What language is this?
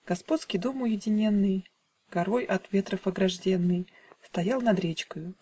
Russian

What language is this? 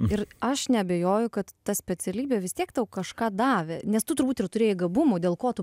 Lithuanian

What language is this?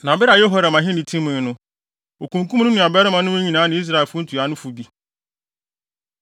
Akan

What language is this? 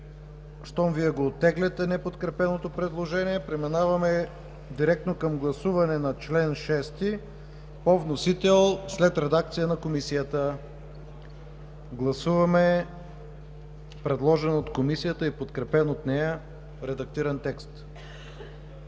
Bulgarian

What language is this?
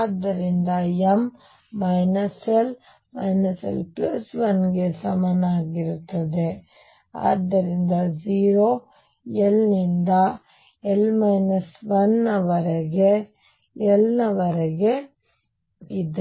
Kannada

